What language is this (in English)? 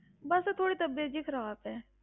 Punjabi